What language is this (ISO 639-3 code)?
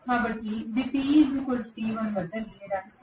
tel